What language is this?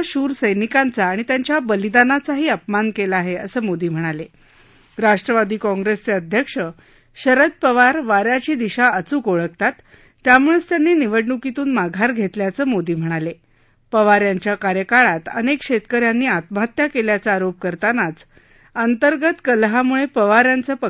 Marathi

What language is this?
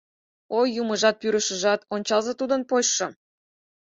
Mari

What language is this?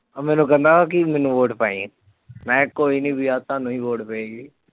Punjabi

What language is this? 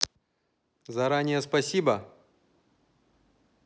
Russian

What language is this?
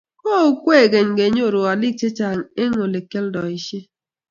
Kalenjin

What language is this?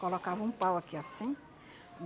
Portuguese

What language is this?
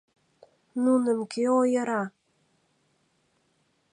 Mari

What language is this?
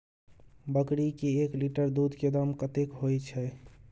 Maithili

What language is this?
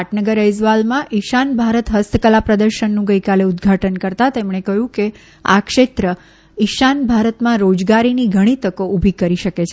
Gujarati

